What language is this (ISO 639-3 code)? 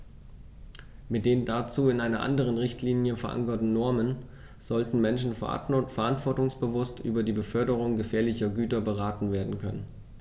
deu